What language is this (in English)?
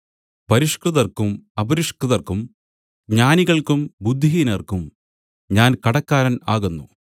Malayalam